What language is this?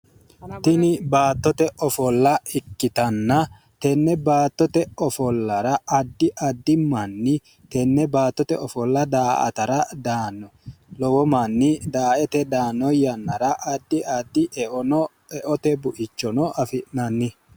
Sidamo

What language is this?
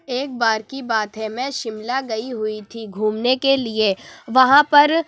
Urdu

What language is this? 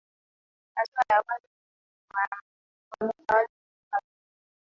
Swahili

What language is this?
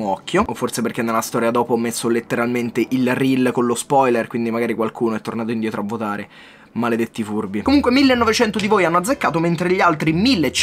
Italian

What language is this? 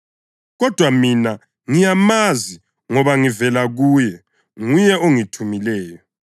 North Ndebele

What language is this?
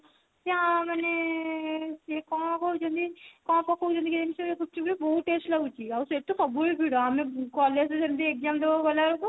Odia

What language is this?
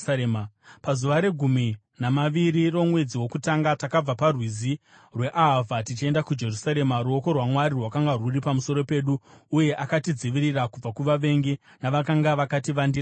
Shona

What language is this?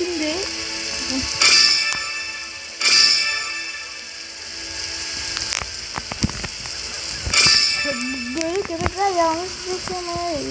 Turkish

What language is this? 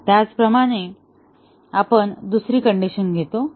Marathi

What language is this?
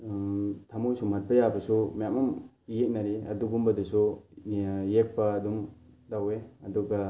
Manipuri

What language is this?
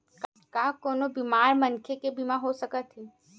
Chhattisgarhi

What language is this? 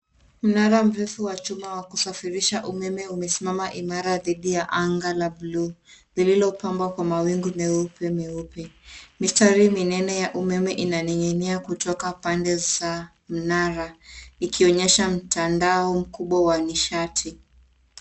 Swahili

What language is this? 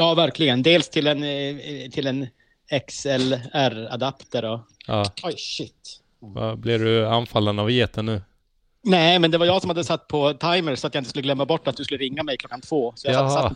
Swedish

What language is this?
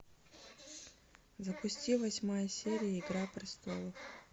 Russian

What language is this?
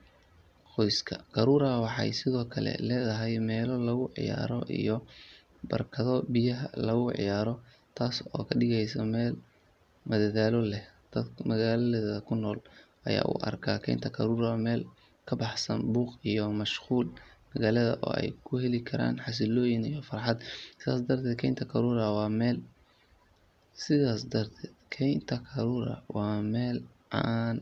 Somali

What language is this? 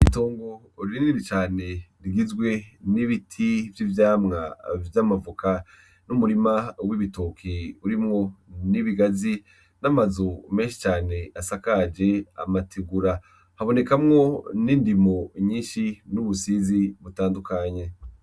Rundi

